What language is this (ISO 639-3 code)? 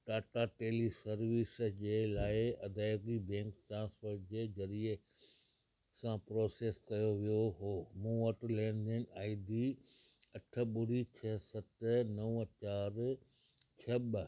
snd